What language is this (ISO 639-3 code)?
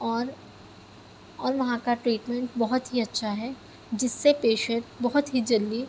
urd